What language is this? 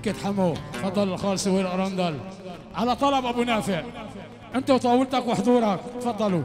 Arabic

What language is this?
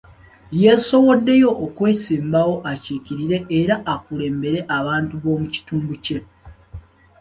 Ganda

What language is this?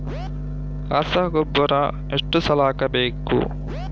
Kannada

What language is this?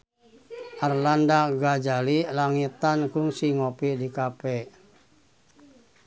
Sundanese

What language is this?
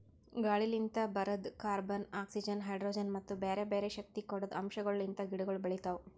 Kannada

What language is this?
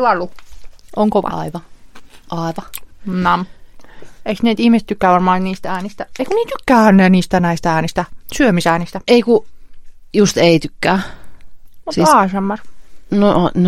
Finnish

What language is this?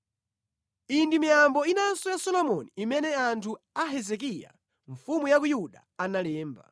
Nyanja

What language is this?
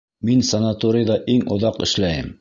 Bashkir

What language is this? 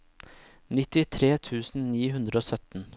Norwegian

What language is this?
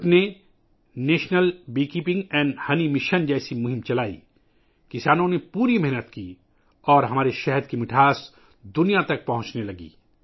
Urdu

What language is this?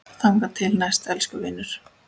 Icelandic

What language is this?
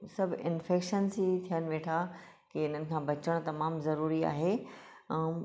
Sindhi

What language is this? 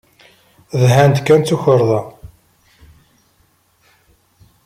Kabyle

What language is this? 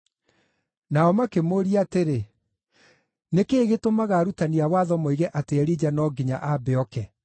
Kikuyu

